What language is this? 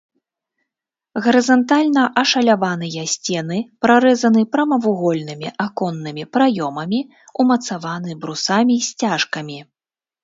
Belarusian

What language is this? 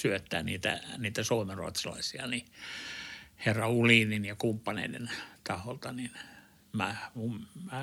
Finnish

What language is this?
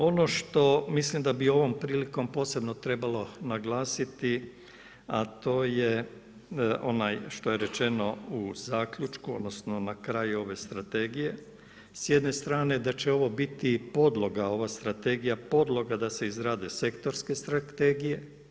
Croatian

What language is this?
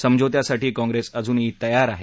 Marathi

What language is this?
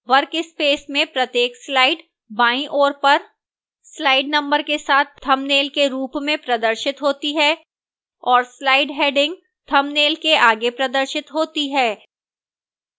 Hindi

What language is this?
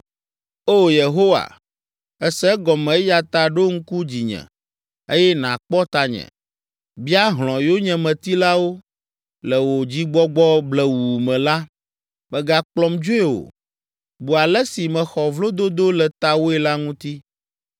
Ewe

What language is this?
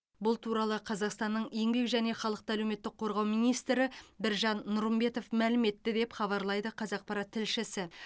Kazakh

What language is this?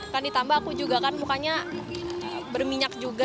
Indonesian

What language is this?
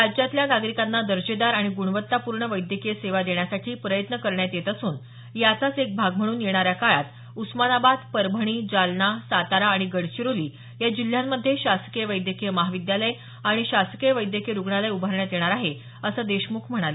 Marathi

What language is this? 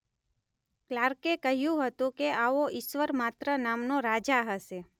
Gujarati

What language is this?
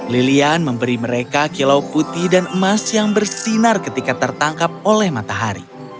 Indonesian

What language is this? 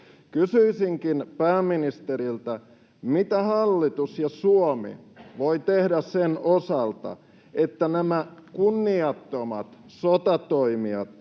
Finnish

